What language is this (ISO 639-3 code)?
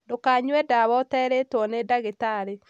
kik